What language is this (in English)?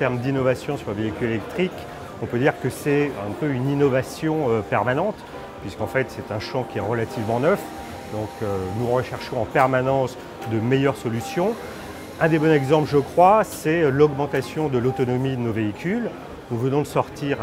French